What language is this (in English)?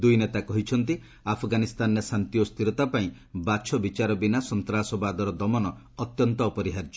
Odia